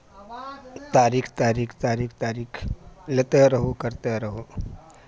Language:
Maithili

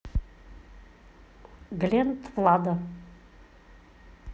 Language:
Russian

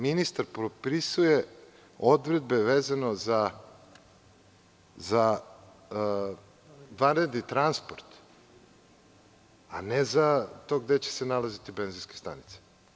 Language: Serbian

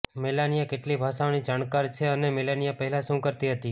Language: Gujarati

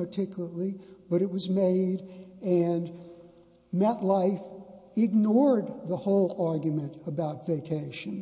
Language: English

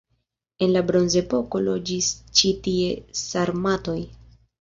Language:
Esperanto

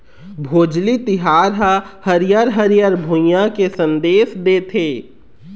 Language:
Chhattisgarhi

